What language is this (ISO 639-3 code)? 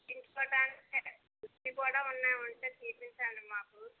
tel